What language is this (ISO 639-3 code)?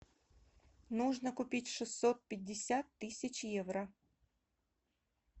rus